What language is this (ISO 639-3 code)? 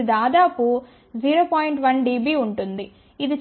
tel